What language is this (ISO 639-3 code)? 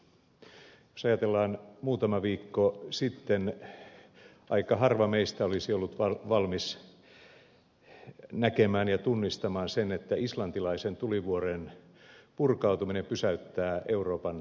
fin